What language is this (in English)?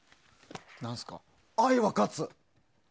Japanese